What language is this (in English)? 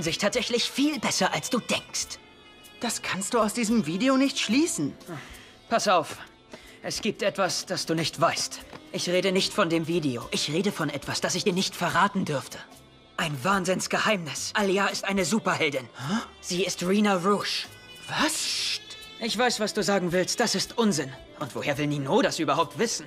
German